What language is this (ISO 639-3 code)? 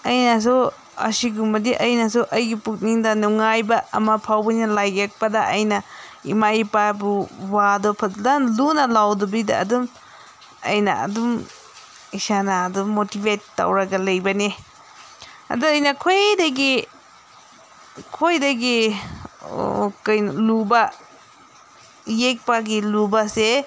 mni